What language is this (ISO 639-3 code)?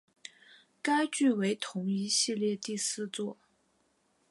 zho